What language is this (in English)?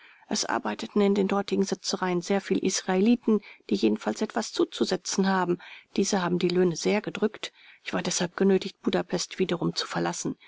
German